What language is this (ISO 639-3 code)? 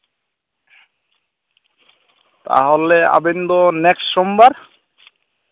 sat